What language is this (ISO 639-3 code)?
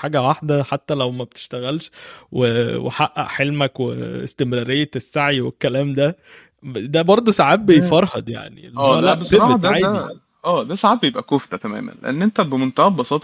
ara